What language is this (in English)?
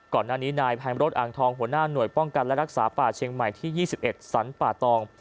Thai